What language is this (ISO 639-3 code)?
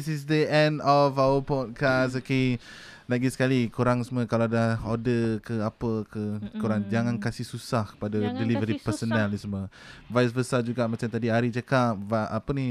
msa